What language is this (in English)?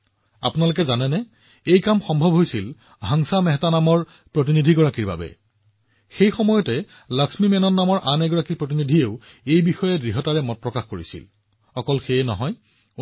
Assamese